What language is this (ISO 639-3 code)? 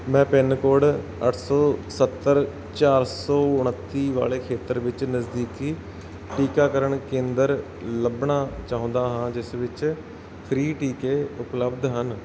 pan